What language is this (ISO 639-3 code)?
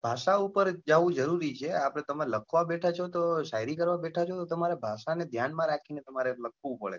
guj